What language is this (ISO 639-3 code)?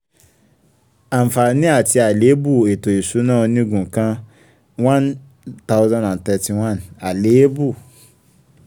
yor